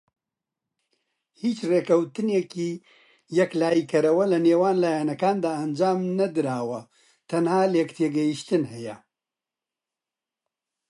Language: Central Kurdish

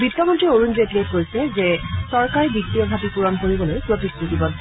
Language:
Assamese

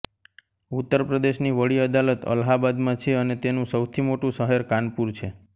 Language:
Gujarati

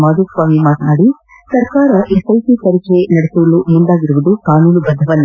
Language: Kannada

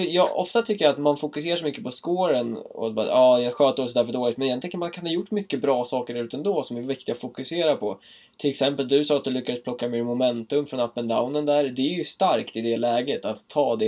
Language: Swedish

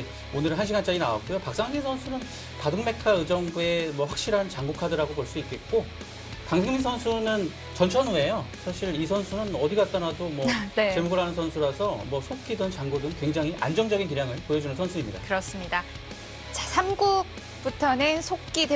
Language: Korean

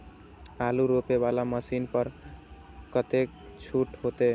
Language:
Maithili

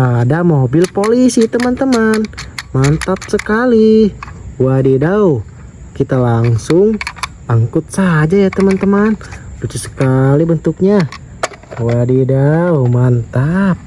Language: Indonesian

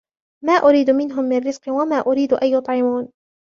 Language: Arabic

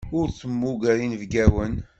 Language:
Kabyle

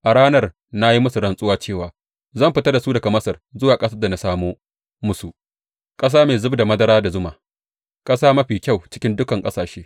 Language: Hausa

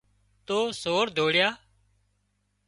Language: Wadiyara Koli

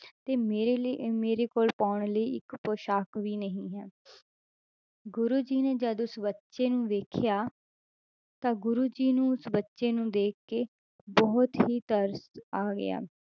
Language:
Punjabi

